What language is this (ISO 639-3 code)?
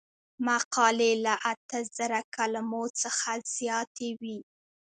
pus